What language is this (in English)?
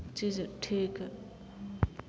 Maithili